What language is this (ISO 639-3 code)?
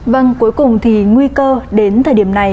vie